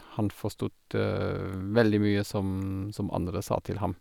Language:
Norwegian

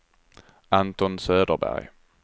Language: Swedish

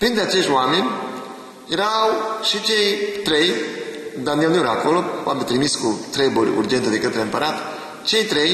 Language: Romanian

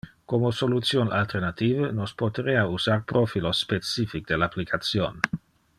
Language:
Interlingua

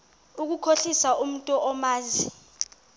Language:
Xhosa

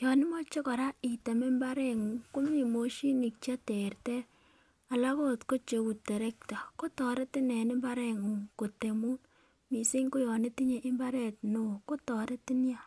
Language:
Kalenjin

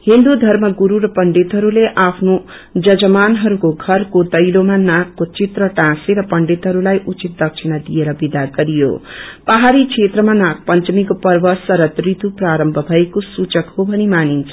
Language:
Nepali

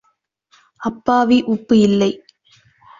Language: Tamil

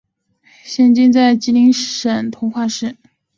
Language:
Chinese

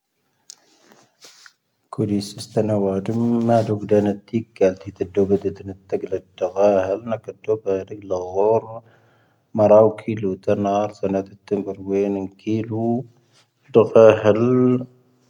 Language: Tahaggart Tamahaq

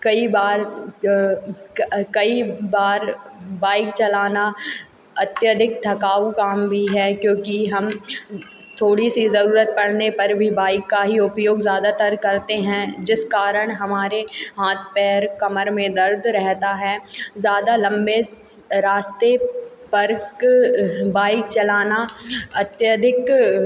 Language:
Hindi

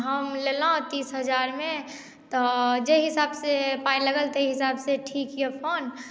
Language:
Maithili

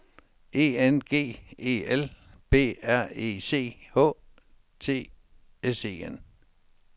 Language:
Danish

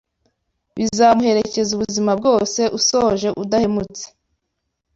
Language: Kinyarwanda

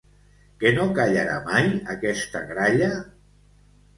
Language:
Catalan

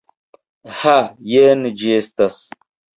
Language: Esperanto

